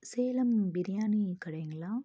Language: Tamil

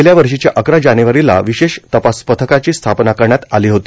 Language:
Marathi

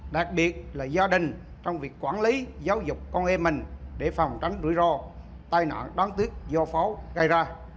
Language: Vietnamese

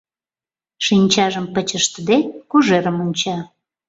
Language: Mari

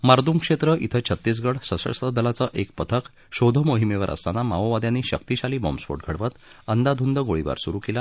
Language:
Marathi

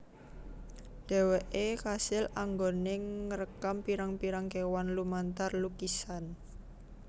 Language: Javanese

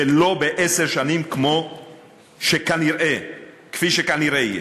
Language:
Hebrew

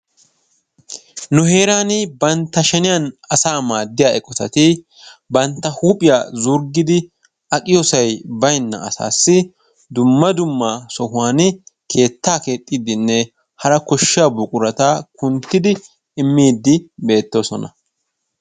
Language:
Wolaytta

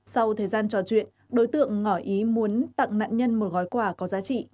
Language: Vietnamese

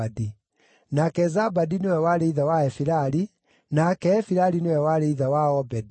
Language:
Kikuyu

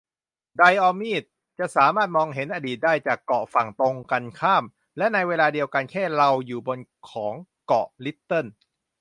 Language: Thai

